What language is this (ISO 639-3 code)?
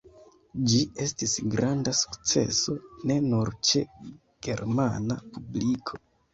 epo